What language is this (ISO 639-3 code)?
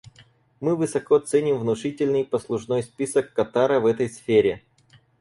rus